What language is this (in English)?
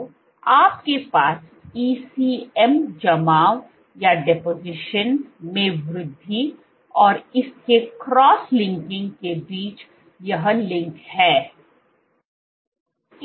Hindi